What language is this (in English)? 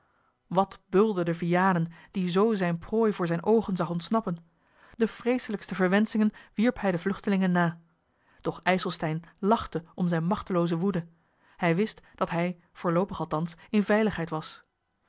Dutch